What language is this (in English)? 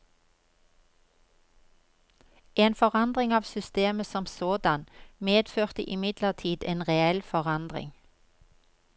Norwegian